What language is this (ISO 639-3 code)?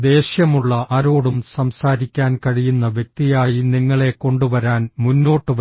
mal